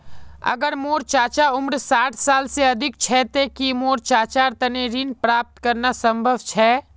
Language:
Magahi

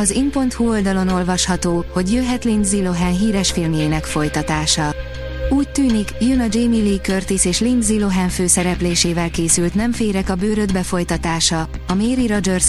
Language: Hungarian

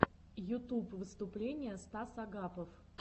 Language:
Russian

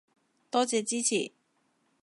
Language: Cantonese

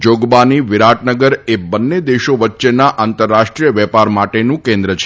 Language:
Gujarati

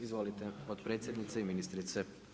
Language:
Croatian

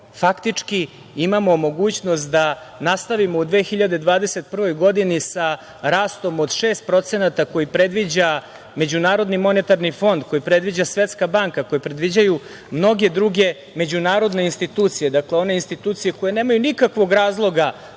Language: Serbian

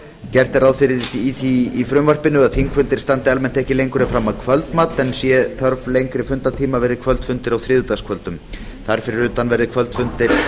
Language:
Icelandic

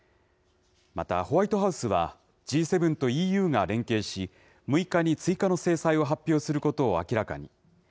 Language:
Japanese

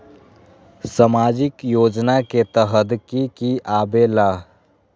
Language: Magahi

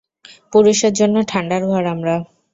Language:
Bangla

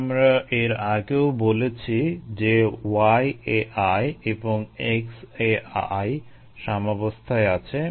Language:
Bangla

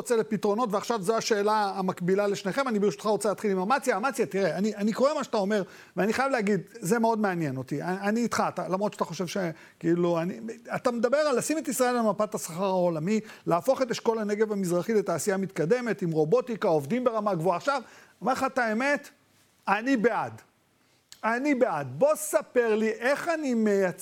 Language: Hebrew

